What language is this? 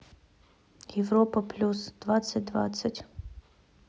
Russian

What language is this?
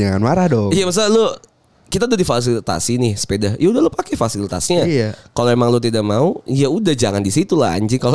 Indonesian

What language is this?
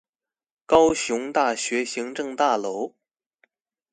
Chinese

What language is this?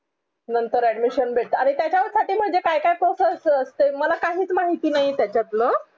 Marathi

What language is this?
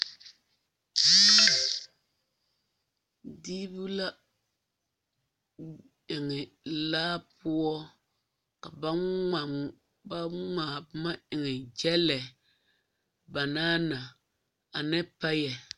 Southern Dagaare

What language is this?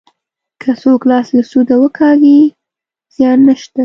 Pashto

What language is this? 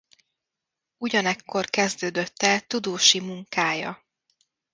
Hungarian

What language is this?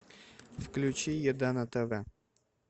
Russian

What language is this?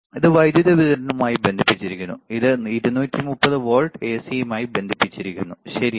Malayalam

